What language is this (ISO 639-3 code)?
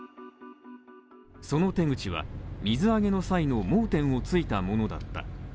jpn